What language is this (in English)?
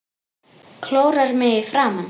Icelandic